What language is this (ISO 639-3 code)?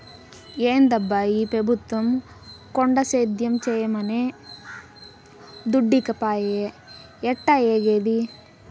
tel